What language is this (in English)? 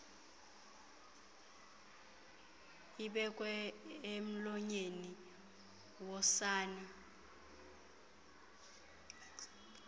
Xhosa